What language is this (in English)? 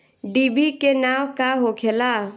Bhojpuri